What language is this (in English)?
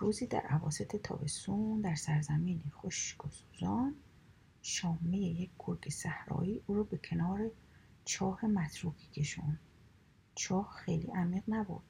Persian